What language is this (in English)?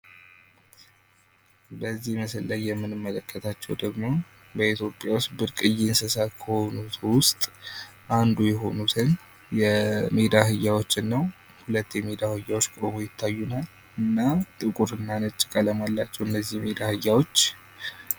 Amharic